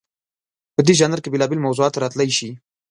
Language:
Pashto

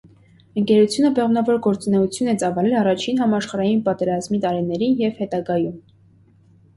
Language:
Armenian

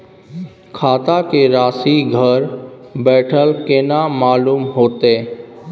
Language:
Maithili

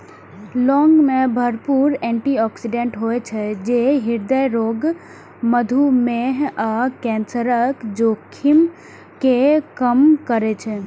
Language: Maithili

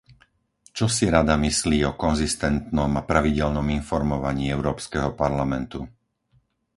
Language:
Slovak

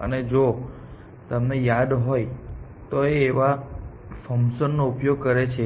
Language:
Gujarati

